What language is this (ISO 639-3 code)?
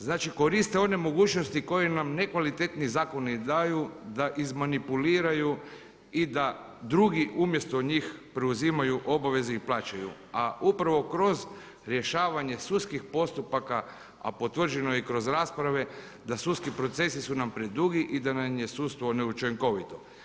hrv